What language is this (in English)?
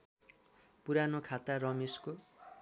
Nepali